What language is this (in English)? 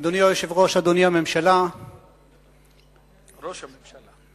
Hebrew